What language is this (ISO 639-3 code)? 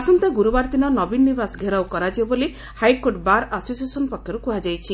ori